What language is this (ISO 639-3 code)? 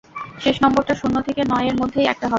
ben